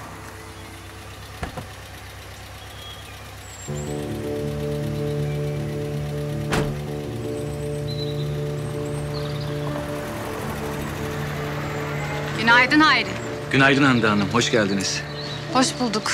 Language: Turkish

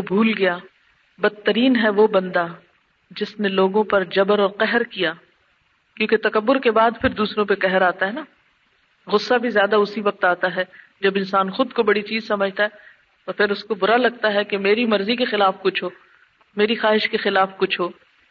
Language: Urdu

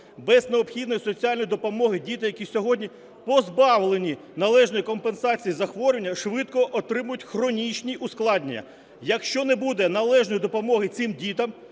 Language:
Ukrainian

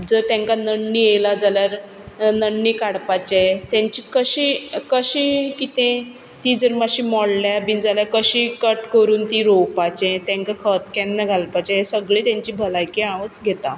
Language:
Konkani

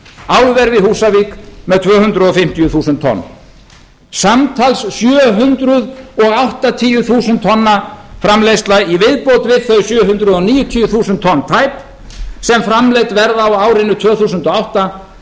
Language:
Icelandic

